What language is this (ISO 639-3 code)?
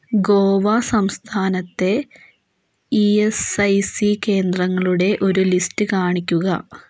mal